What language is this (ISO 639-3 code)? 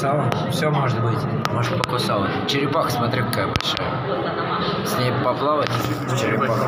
rus